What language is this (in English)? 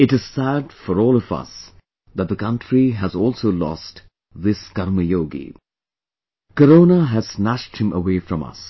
English